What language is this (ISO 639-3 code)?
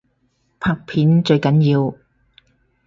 yue